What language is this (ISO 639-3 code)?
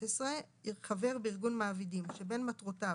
heb